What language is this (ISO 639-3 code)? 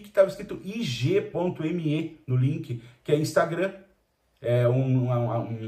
por